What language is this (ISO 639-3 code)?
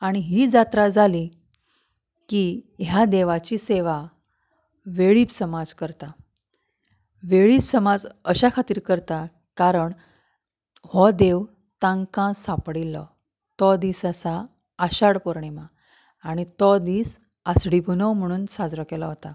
kok